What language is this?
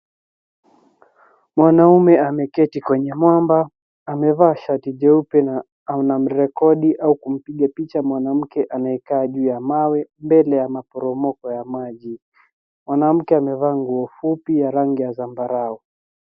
Swahili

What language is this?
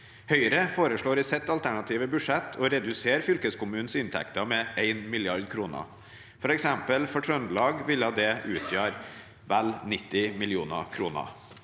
Norwegian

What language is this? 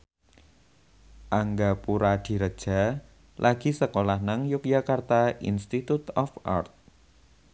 Javanese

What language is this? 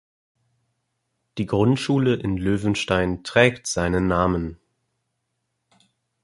German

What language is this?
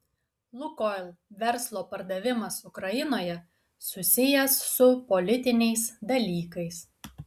Lithuanian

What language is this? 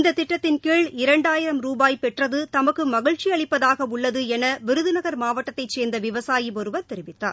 Tamil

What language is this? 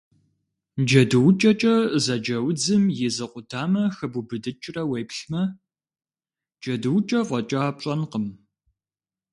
Kabardian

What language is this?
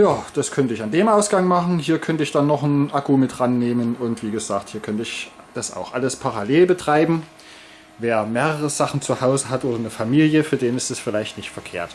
German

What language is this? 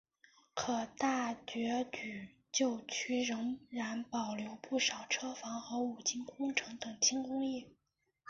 Chinese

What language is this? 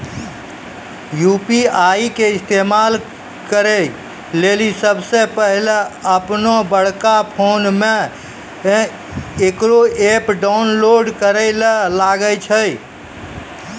Maithili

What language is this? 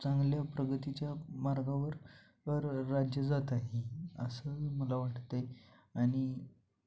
Marathi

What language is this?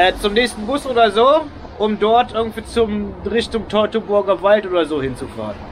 German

